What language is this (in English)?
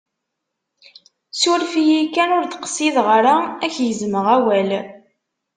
Kabyle